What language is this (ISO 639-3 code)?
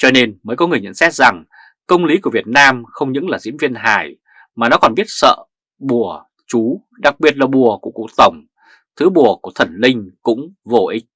vie